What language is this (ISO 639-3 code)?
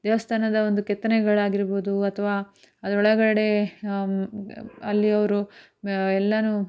kan